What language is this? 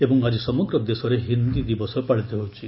Odia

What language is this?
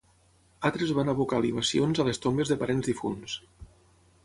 Catalan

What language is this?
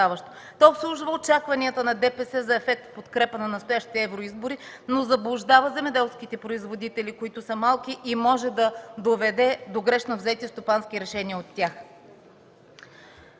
Bulgarian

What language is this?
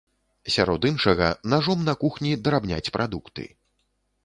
Belarusian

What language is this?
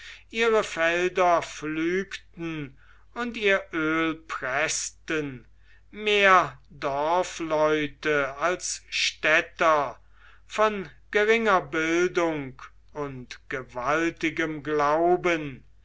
German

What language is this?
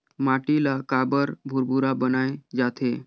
Chhattisgarhi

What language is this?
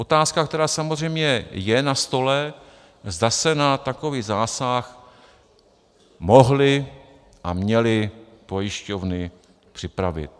Czech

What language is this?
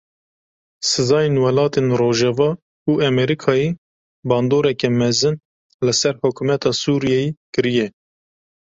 Kurdish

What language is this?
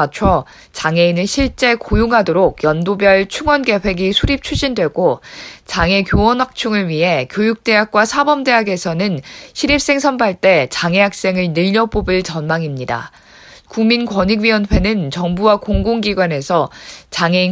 Korean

